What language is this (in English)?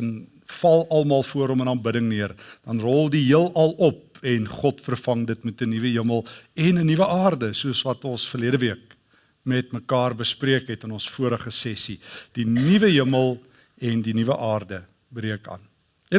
Dutch